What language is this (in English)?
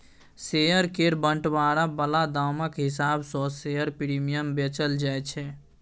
Maithili